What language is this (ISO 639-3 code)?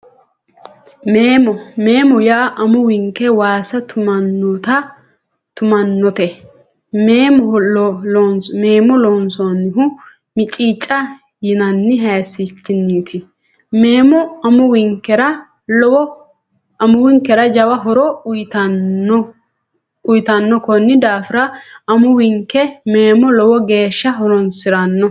sid